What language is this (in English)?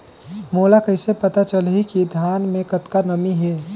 Chhattisgarhi